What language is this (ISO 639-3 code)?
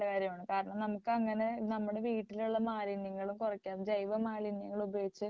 mal